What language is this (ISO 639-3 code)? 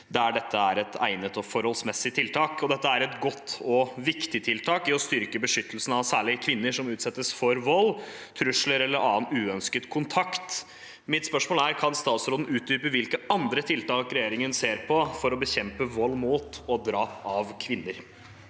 nor